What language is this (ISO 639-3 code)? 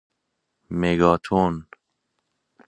fas